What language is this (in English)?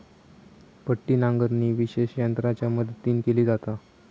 Marathi